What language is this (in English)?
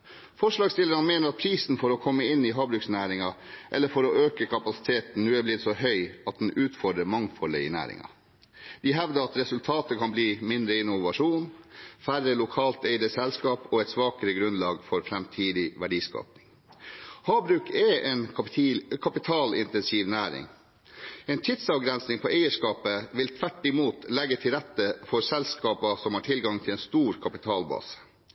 Norwegian Bokmål